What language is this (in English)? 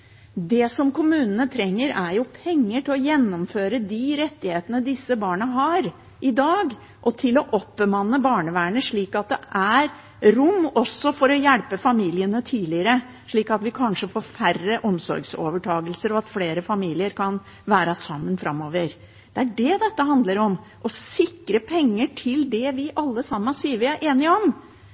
Norwegian Bokmål